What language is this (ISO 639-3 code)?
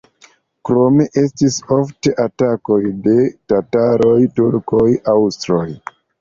epo